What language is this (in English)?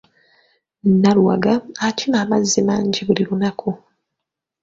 Ganda